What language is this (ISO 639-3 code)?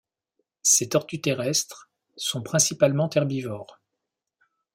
fra